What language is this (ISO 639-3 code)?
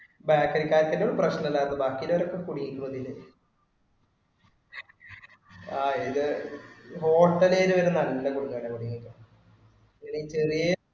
mal